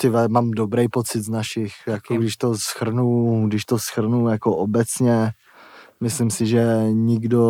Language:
Czech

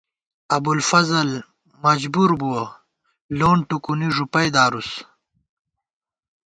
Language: Gawar-Bati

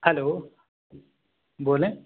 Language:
Urdu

